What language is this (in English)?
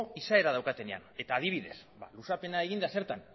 Basque